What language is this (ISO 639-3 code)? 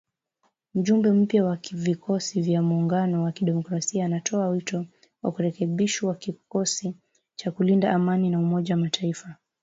swa